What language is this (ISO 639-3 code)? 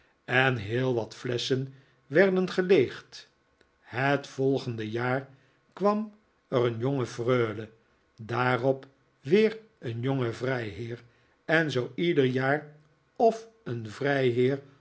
nld